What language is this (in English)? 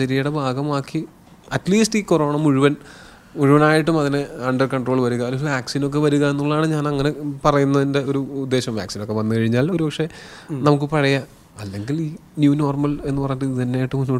Malayalam